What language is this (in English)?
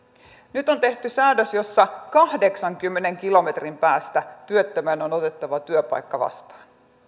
Finnish